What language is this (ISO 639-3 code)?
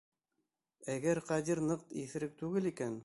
bak